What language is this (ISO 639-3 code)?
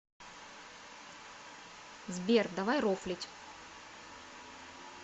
rus